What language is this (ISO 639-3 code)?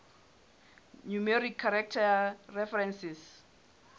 sot